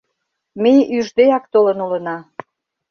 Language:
Mari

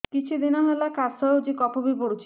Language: Odia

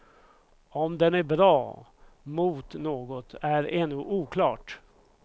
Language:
Swedish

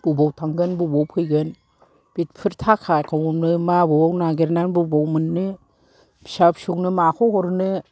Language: Bodo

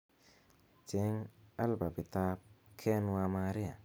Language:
Kalenjin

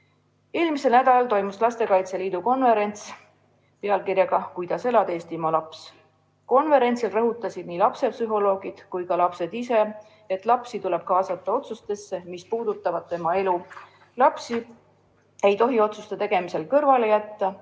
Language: Estonian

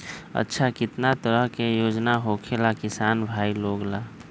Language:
Magahi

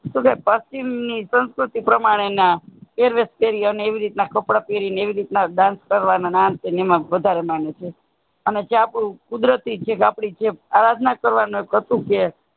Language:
Gujarati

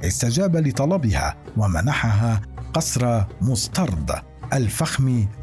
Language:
Arabic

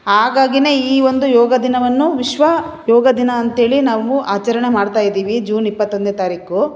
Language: Kannada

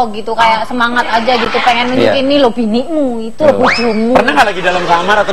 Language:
Indonesian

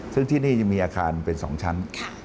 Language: Thai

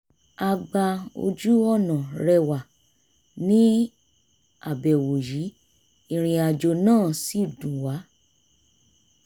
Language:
Yoruba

